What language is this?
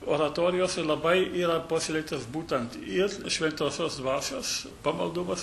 Lithuanian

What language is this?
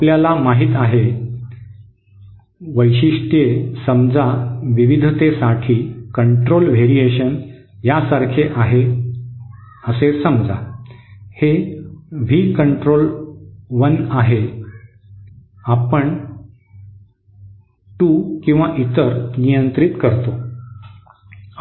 Marathi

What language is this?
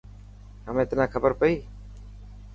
Dhatki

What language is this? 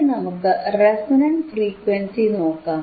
Malayalam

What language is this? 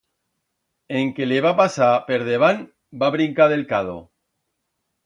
Aragonese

